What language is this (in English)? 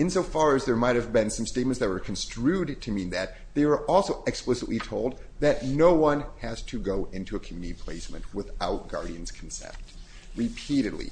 English